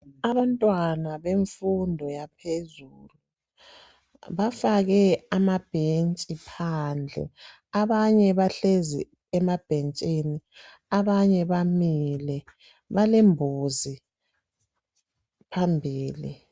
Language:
North Ndebele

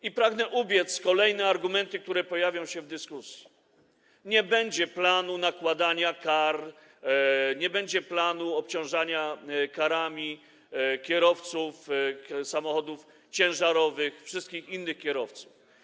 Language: Polish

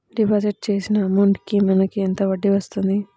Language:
Telugu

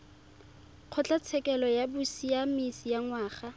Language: Tswana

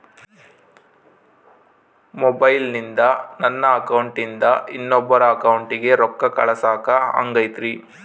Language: Kannada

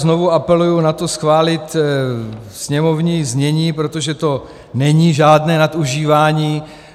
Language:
Czech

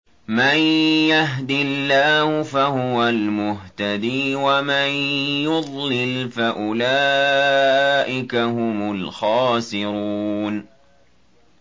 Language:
Arabic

